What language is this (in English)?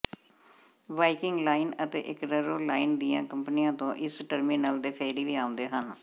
Punjabi